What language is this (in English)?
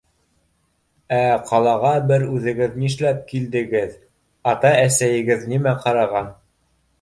Bashkir